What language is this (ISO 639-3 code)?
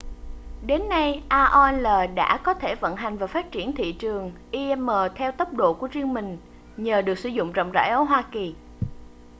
vie